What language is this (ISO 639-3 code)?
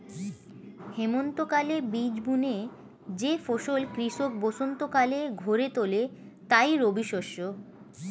ben